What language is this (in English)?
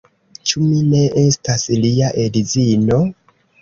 Esperanto